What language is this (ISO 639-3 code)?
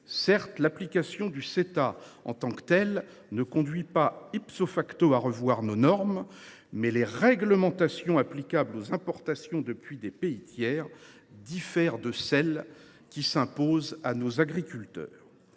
fra